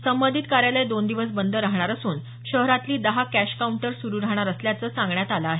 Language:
Marathi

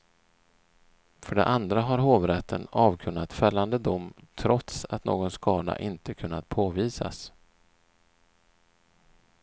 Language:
Swedish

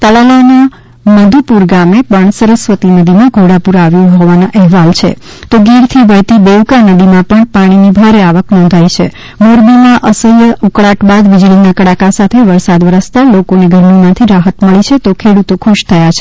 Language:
Gujarati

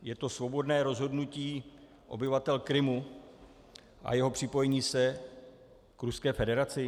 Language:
Czech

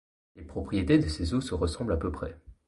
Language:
French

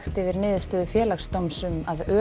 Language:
Icelandic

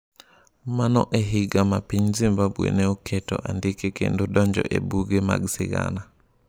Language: Luo (Kenya and Tanzania)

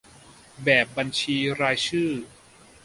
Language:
Thai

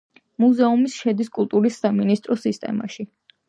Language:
Georgian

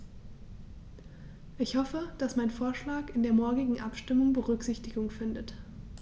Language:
German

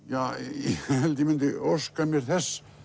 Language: Icelandic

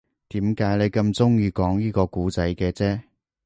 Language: Cantonese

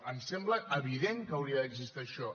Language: Catalan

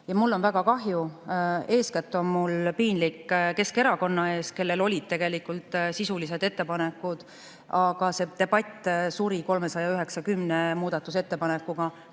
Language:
Estonian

